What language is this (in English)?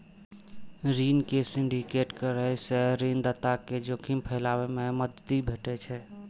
Maithili